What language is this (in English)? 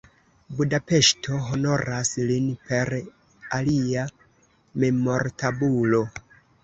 Esperanto